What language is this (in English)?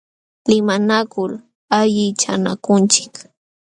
Jauja Wanca Quechua